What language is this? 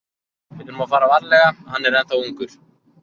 Icelandic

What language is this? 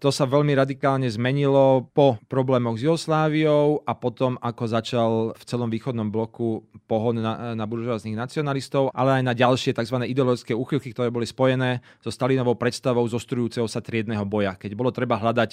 Slovak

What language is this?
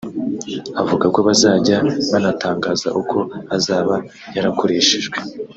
Kinyarwanda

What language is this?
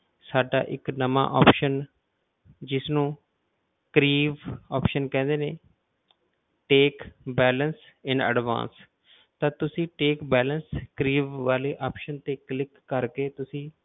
Punjabi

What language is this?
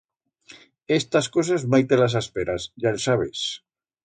Aragonese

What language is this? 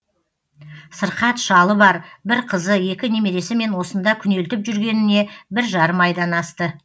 Kazakh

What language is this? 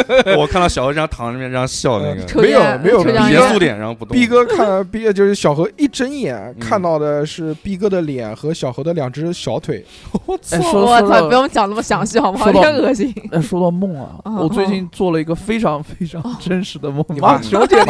Chinese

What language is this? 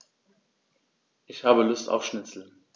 German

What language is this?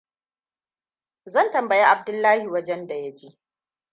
Hausa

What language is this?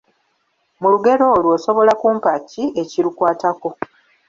Ganda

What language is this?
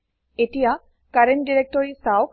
Assamese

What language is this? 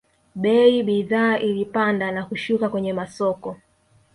Swahili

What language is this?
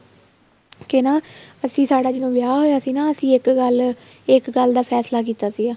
Punjabi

